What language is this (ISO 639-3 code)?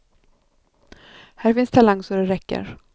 swe